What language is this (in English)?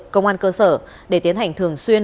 Vietnamese